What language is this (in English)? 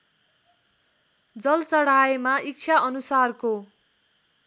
Nepali